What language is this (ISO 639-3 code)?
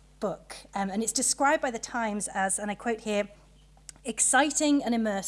eng